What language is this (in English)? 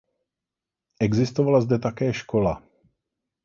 Czech